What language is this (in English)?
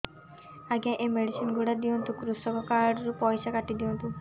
Odia